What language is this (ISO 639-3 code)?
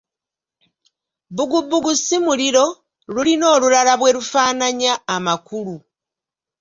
lug